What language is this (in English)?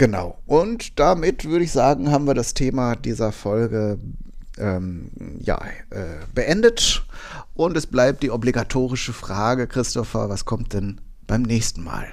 German